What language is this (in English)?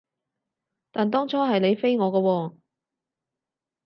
Cantonese